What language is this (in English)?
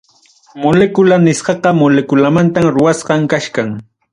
Ayacucho Quechua